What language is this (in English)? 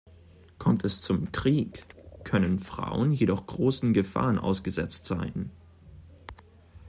German